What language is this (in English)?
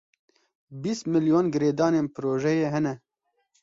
Kurdish